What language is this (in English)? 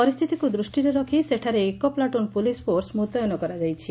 Odia